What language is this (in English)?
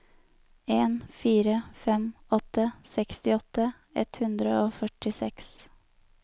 Norwegian